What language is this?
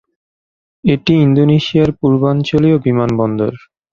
Bangla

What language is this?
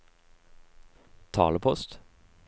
Norwegian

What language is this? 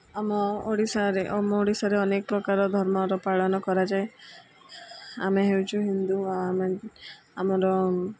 Odia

